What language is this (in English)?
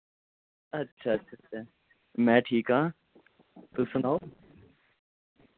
Dogri